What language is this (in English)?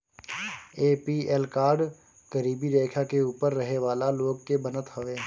Bhojpuri